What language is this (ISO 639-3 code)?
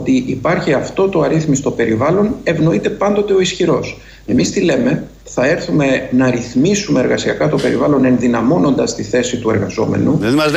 ell